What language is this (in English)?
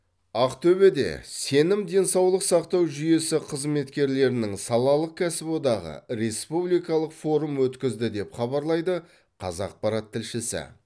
Kazakh